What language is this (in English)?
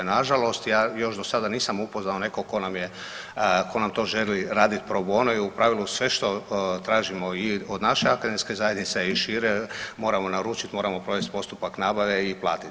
Croatian